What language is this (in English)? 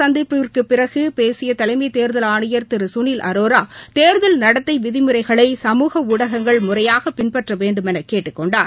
Tamil